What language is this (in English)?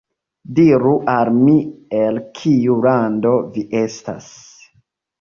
Esperanto